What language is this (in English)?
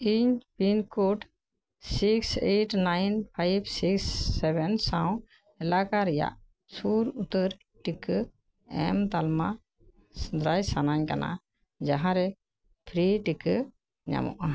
Santali